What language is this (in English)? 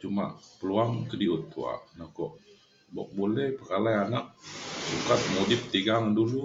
Mainstream Kenyah